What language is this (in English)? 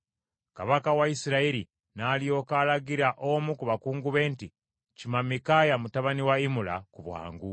Ganda